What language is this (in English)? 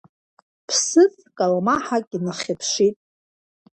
Abkhazian